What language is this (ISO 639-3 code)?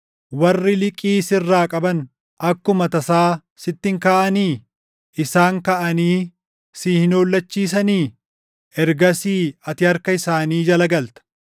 orm